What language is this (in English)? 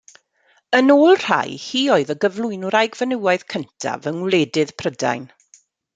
Welsh